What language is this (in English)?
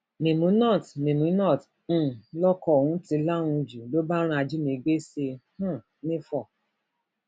Yoruba